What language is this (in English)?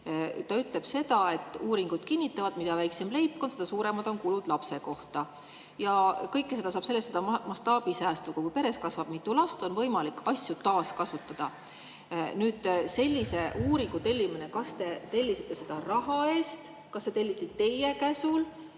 Estonian